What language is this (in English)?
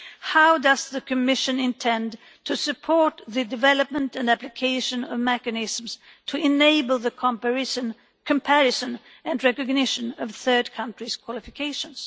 English